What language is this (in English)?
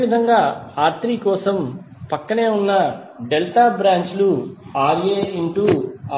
Telugu